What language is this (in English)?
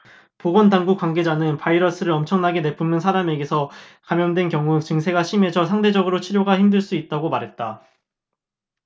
Korean